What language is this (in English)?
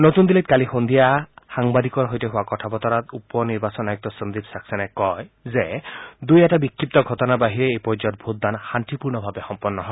Assamese